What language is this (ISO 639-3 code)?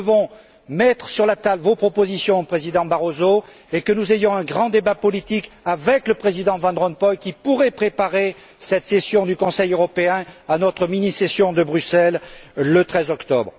fra